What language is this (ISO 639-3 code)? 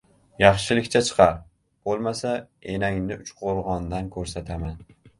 uzb